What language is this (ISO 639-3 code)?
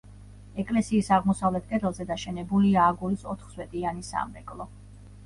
kat